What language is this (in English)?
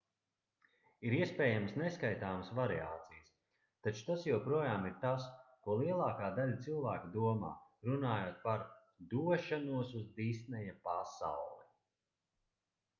Latvian